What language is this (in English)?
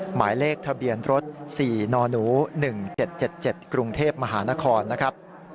Thai